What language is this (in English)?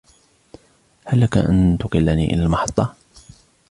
Arabic